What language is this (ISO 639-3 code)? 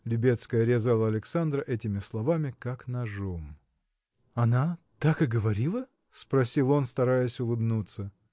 rus